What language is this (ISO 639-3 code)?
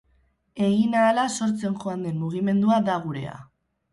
eus